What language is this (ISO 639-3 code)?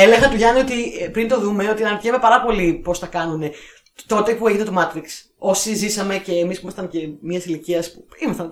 ell